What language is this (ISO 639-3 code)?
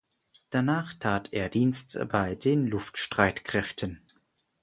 deu